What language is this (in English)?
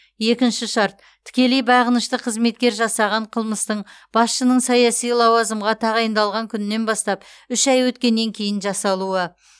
Kazakh